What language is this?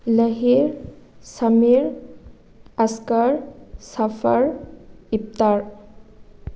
Manipuri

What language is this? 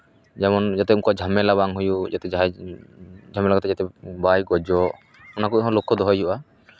Santali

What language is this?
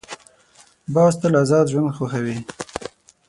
Pashto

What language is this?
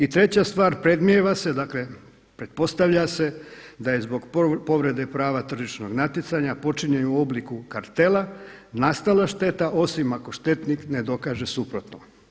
Croatian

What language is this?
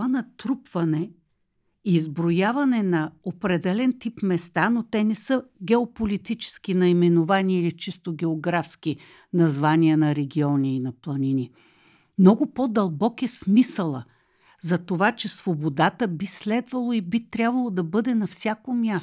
Bulgarian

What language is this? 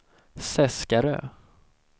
Swedish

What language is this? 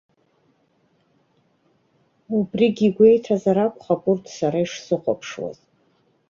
Abkhazian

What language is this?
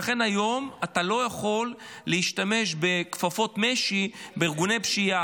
Hebrew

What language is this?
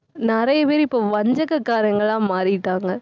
Tamil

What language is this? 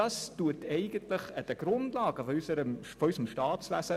Swiss German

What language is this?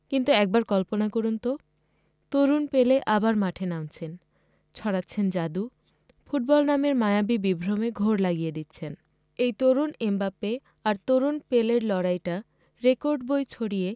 Bangla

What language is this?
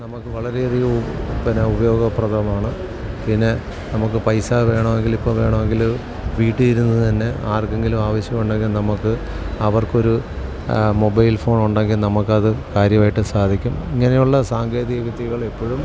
Malayalam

